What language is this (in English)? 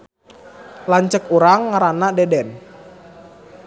Sundanese